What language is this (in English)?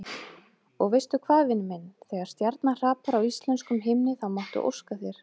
Icelandic